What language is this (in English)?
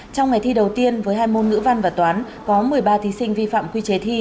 Vietnamese